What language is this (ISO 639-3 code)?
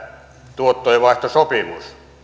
fin